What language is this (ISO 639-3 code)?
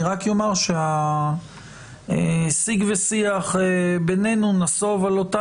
heb